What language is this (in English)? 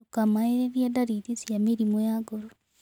Kikuyu